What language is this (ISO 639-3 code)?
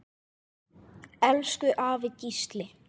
isl